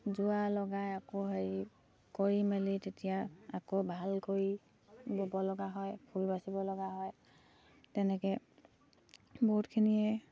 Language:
Assamese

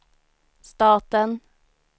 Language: Swedish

